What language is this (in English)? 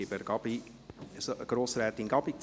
Swiss German